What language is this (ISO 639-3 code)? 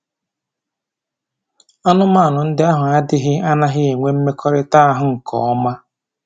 ibo